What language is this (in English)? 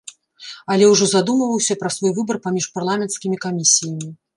Belarusian